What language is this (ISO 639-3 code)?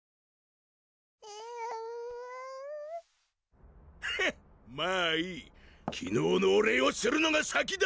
jpn